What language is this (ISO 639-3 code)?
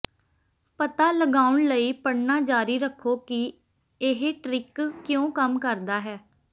pan